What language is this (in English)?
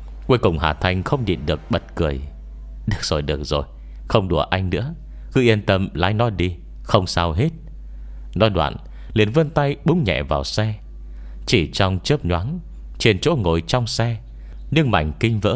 Vietnamese